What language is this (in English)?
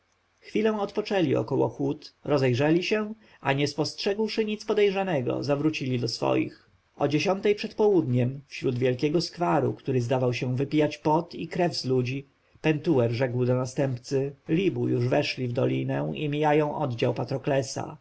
Polish